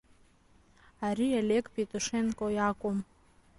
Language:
Abkhazian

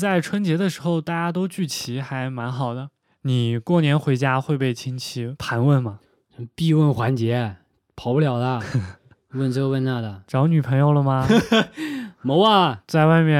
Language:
Chinese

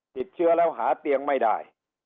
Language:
Thai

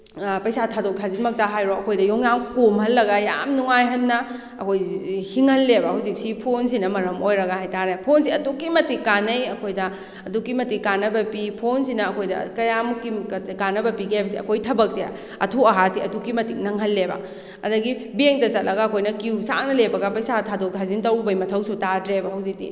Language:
Manipuri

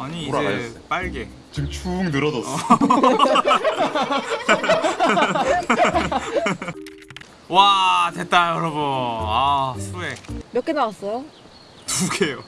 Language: Korean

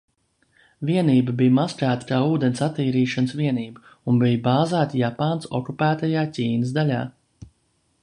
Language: Latvian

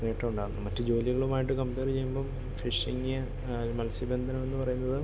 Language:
Malayalam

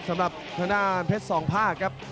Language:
Thai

